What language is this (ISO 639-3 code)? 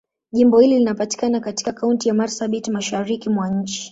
swa